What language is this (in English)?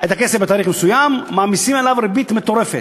Hebrew